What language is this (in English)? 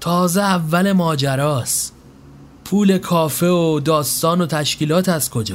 Persian